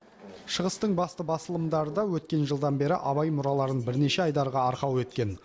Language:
Kazakh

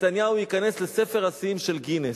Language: Hebrew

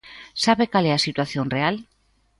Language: Galician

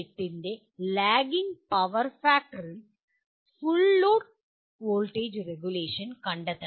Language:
Malayalam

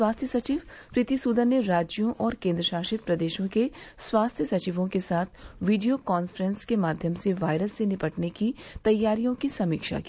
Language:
Hindi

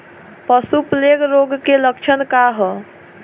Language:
Bhojpuri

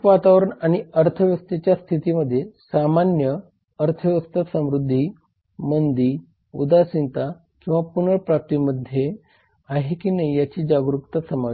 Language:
Marathi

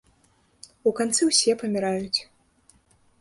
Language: Belarusian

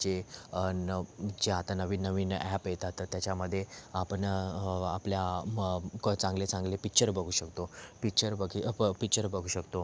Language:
Marathi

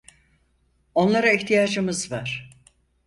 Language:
Turkish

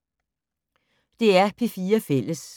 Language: Danish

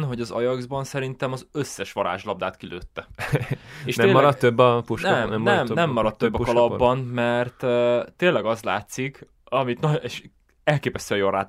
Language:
Hungarian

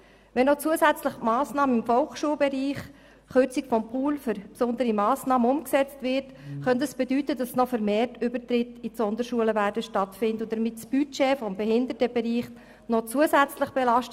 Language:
Swiss German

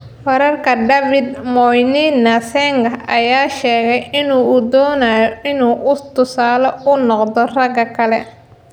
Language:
Somali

